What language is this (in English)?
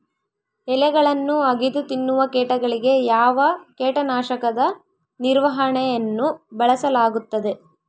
Kannada